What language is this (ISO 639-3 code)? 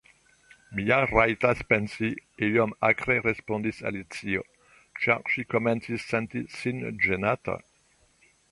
epo